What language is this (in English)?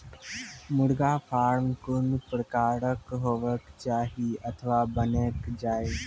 Maithili